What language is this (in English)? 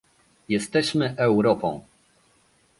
Polish